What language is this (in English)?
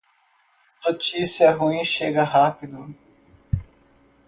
Portuguese